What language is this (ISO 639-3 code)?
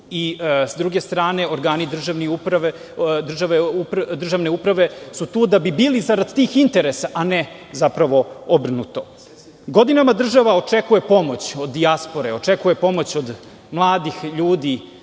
srp